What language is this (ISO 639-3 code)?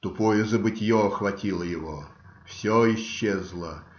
rus